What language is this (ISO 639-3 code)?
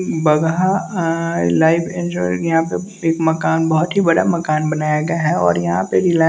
hin